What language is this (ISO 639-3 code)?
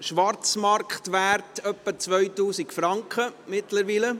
gsw